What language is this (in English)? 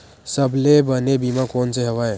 Chhattisgarhi